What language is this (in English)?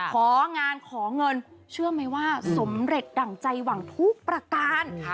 Thai